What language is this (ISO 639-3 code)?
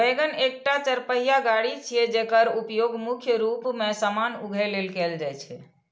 mai